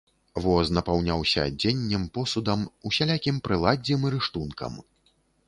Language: Belarusian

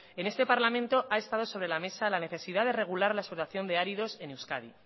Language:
Spanish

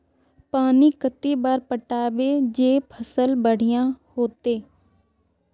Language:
Magahi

